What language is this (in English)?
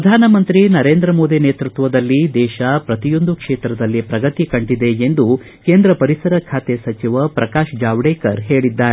Kannada